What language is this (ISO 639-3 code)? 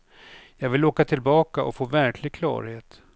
swe